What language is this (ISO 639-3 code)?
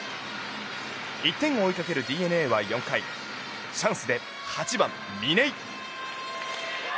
jpn